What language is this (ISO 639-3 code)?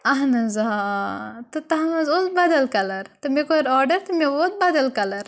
kas